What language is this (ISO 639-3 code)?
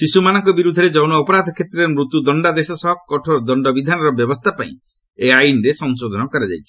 ori